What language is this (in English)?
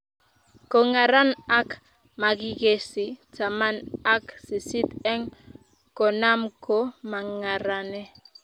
Kalenjin